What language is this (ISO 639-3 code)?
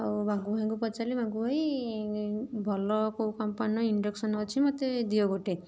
ori